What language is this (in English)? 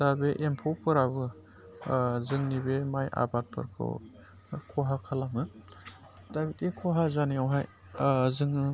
Bodo